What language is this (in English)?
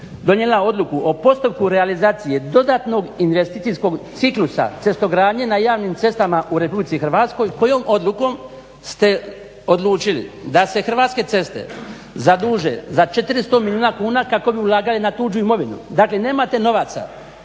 Croatian